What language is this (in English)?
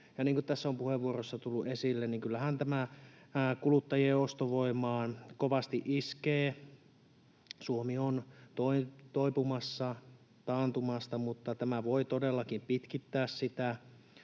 Finnish